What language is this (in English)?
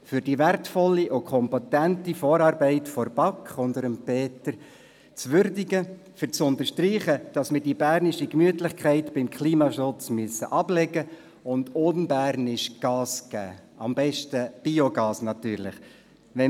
Swiss German